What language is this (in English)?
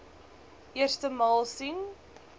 Afrikaans